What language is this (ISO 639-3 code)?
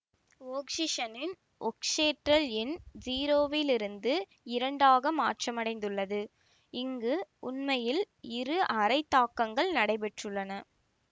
tam